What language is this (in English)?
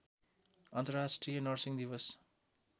Nepali